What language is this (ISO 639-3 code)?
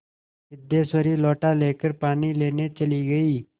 hin